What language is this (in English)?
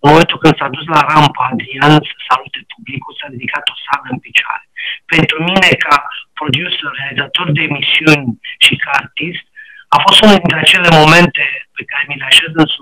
Romanian